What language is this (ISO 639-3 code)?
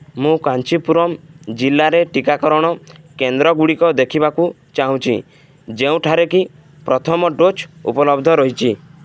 ori